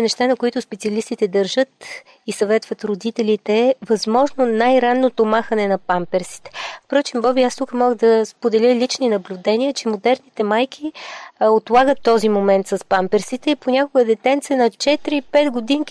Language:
Bulgarian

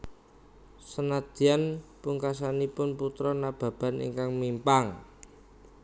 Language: Javanese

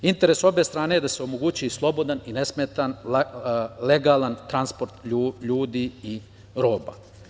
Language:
Serbian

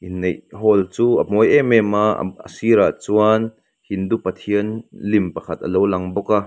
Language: Mizo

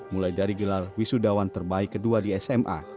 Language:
Indonesian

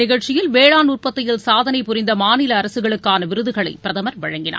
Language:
Tamil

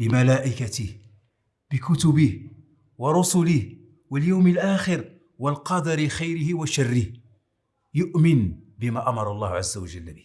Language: Arabic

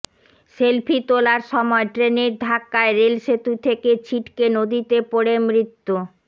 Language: Bangla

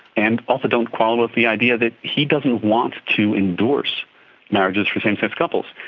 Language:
English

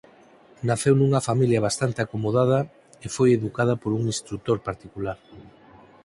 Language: Galician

